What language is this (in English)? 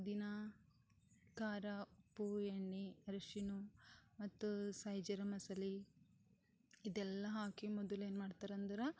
Kannada